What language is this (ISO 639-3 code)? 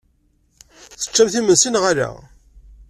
kab